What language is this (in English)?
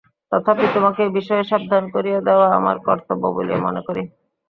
Bangla